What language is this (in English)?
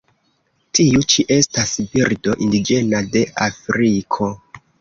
Esperanto